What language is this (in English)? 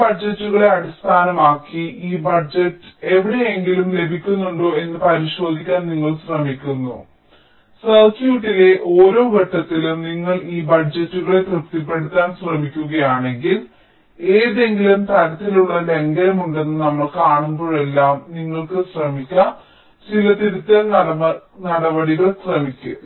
Malayalam